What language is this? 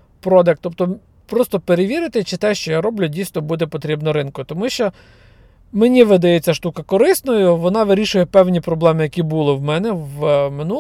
Ukrainian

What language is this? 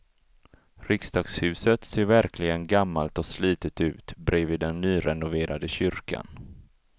Swedish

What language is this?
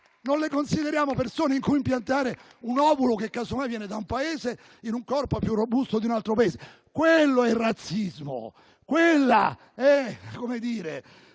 Italian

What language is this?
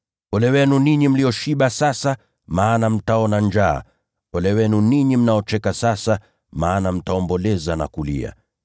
Swahili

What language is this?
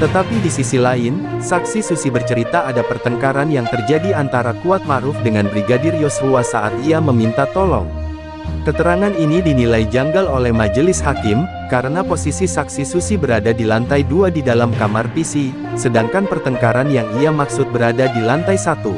Indonesian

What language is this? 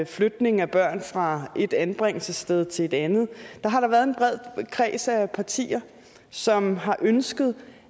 Danish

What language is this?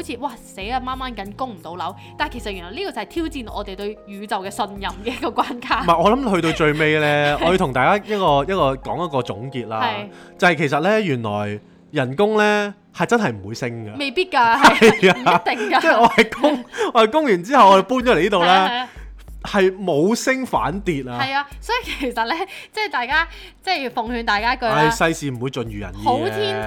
Chinese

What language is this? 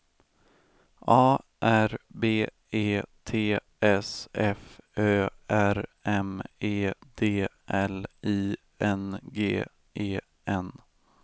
Swedish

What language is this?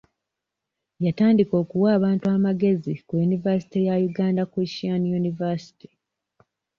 Ganda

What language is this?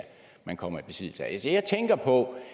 Danish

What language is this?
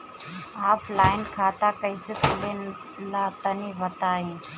Bhojpuri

